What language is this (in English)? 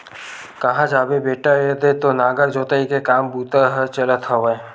Chhattisgarhi